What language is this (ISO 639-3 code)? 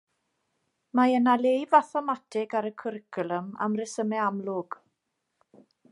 cym